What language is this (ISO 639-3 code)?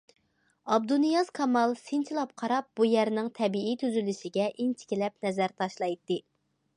uig